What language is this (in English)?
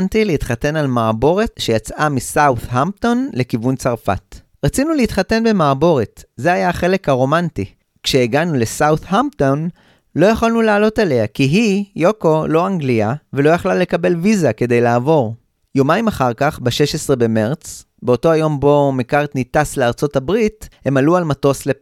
Hebrew